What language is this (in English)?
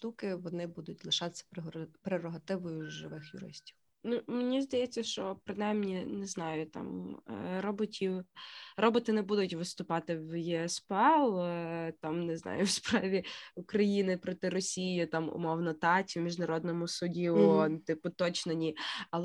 Ukrainian